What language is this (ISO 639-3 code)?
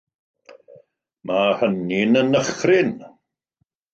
cym